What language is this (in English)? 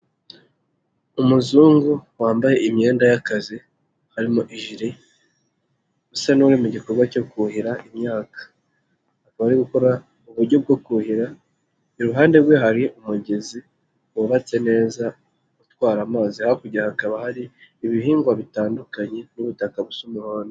Kinyarwanda